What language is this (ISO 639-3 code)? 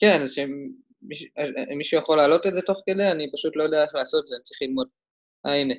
heb